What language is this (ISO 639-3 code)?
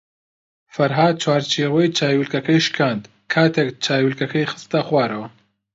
ckb